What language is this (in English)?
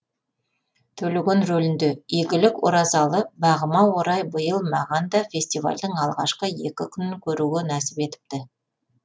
Kazakh